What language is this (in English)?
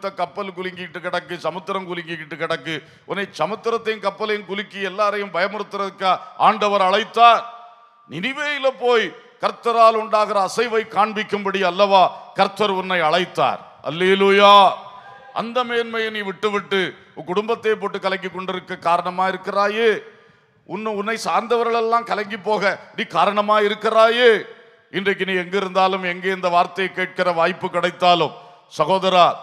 Tamil